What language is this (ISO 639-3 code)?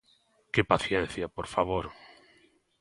glg